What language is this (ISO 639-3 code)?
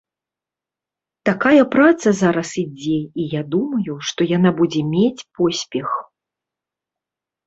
bel